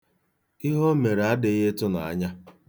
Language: Igbo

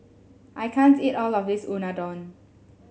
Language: English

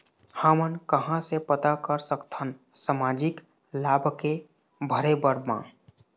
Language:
Chhattisgarhi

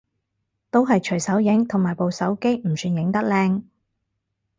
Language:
Cantonese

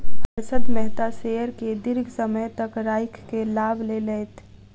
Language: Maithili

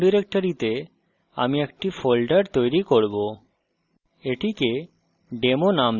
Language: Bangla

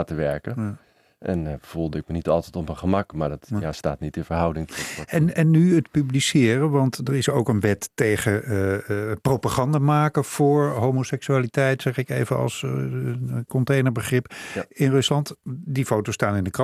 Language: Dutch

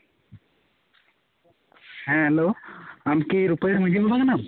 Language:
Santali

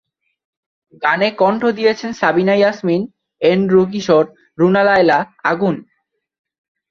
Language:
Bangla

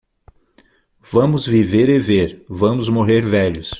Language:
Portuguese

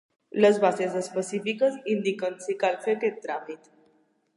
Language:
Catalan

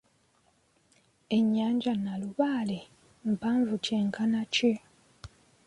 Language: Ganda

